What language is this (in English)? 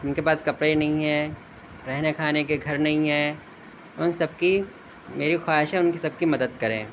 Urdu